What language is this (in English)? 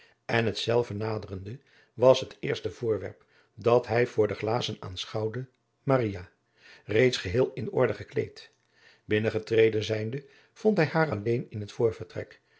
Dutch